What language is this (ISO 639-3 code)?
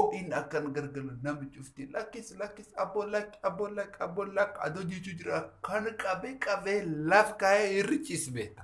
fra